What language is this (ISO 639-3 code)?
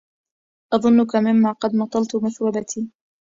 ara